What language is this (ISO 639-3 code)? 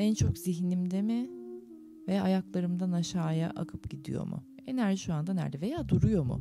tur